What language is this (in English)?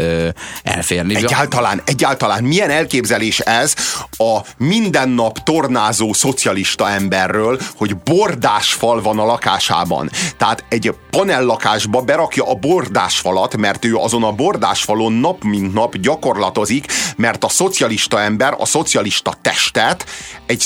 Hungarian